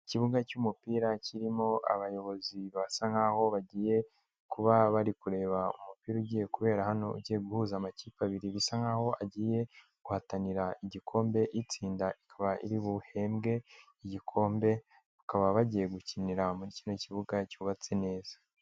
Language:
Kinyarwanda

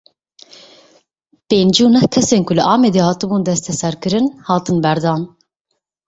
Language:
Kurdish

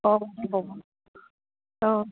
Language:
Assamese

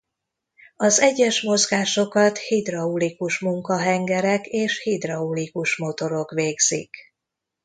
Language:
Hungarian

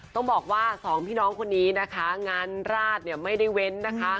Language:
Thai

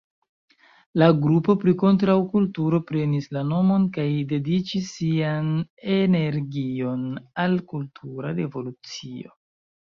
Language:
Esperanto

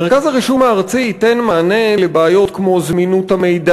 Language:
Hebrew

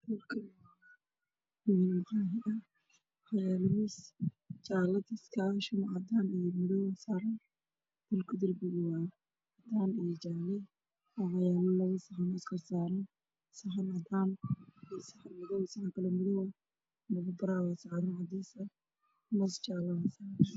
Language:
Somali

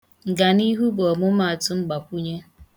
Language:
Igbo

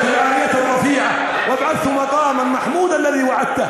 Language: Hebrew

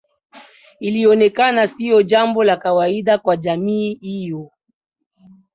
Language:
Swahili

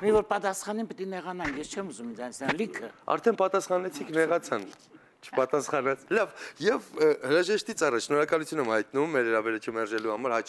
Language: Romanian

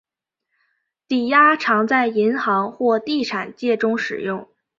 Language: Chinese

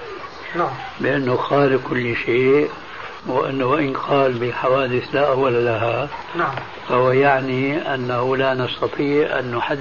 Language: Arabic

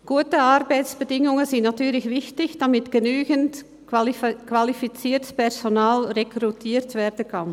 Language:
Swiss German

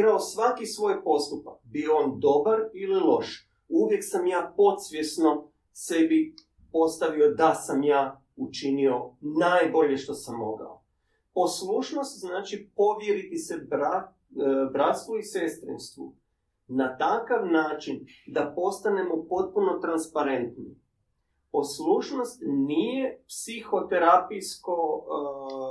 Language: Croatian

